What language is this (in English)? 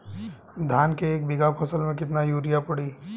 Bhojpuri